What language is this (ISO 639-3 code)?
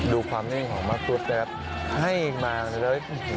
tha